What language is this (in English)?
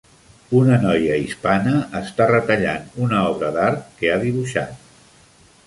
Catalan